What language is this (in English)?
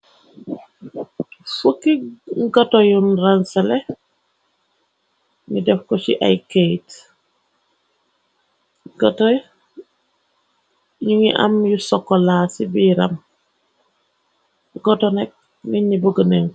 Wolof